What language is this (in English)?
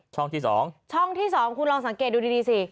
Thai